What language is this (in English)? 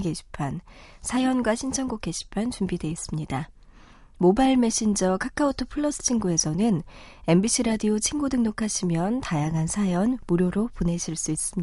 Korean